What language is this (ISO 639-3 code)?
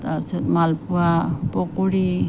asm